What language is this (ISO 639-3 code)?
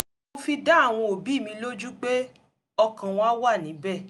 yor